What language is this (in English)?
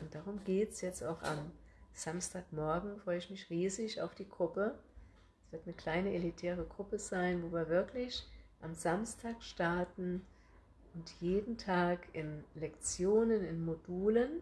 German